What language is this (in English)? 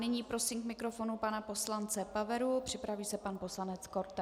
Czech